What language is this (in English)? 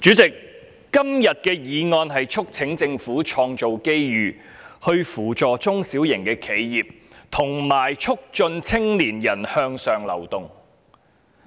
Cantonese